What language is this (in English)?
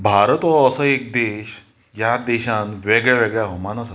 Konkani